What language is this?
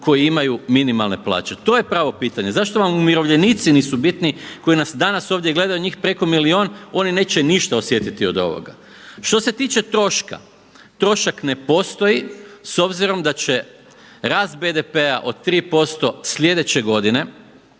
Croatian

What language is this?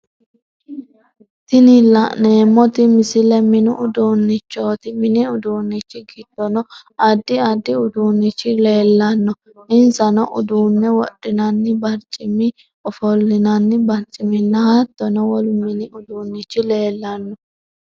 Sidamo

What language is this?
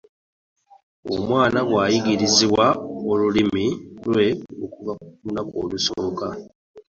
Ganda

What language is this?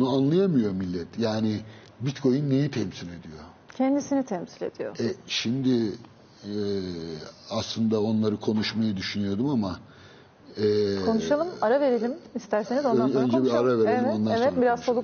Turkish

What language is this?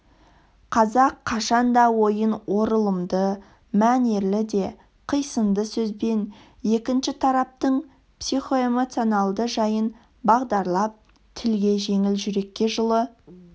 Kazakh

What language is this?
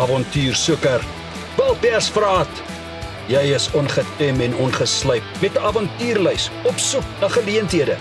Afrikaans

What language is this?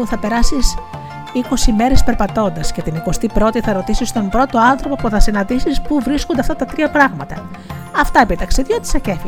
Greek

